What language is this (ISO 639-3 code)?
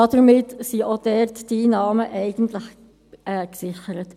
gsw